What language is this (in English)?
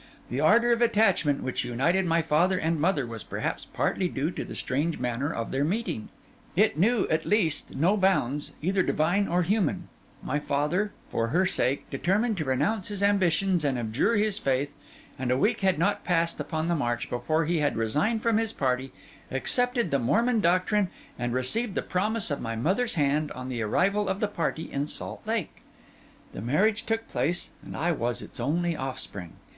English